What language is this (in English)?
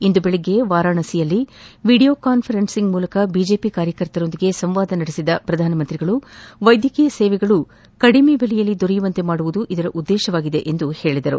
Kannada